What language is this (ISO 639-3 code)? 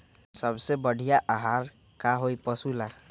mag